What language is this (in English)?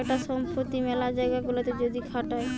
Bangla